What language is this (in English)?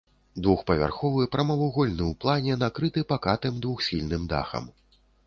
Belarusian